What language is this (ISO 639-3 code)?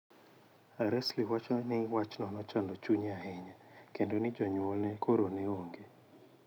luo